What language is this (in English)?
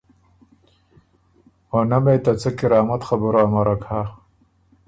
Ormuri